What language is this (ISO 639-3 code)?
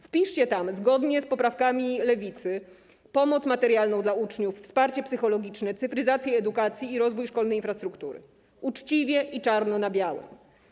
pol